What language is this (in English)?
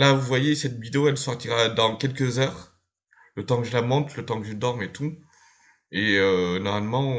French